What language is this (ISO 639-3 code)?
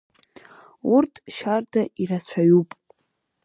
abk